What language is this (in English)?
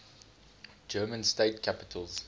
English